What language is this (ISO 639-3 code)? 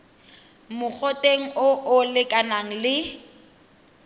tsn